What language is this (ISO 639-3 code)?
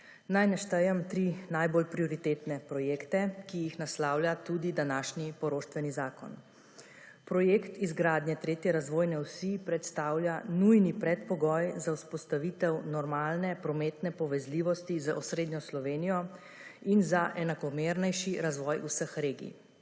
slv